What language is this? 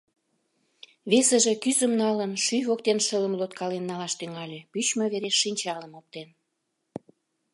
Mari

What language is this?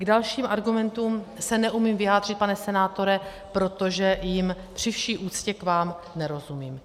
Czech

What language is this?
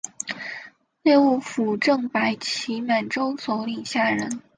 Chinese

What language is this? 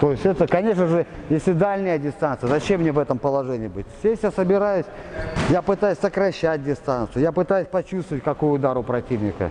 Russian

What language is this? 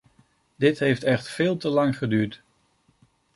Dutch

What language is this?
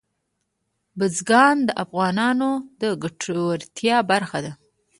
Pashto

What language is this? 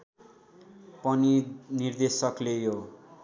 Nepali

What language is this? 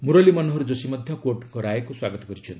Odia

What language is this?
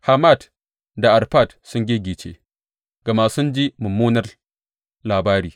Hausa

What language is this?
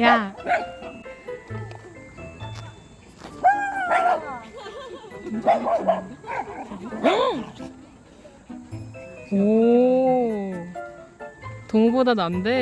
Korean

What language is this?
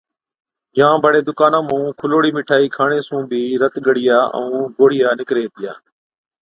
Od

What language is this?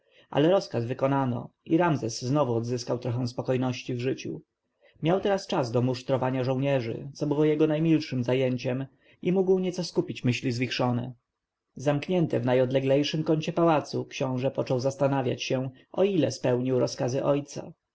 Polish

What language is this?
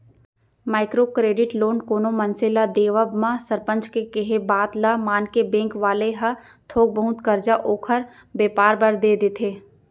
Chhattisgarhi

